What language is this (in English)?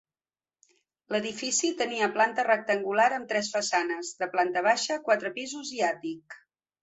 Catalan